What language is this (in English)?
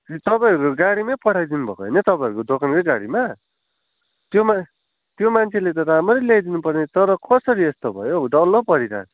Nepali